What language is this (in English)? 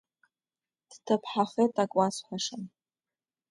Abkhazian